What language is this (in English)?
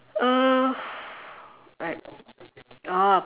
English